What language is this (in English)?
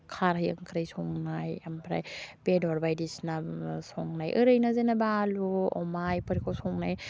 Bodo